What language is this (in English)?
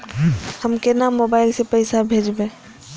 Maithili